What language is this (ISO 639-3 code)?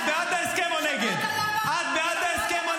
heb